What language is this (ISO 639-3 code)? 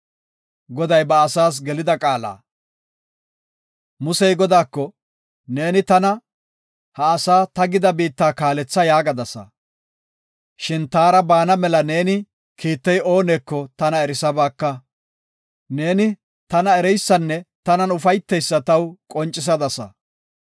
gof